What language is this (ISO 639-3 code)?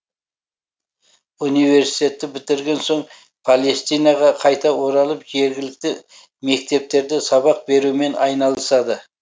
kaz